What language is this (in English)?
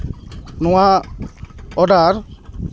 Santali